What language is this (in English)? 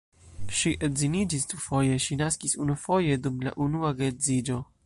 Esperanto